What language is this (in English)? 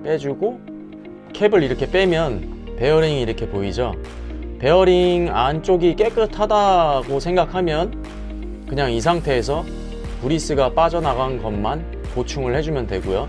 Korean